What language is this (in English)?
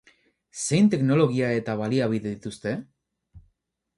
Basque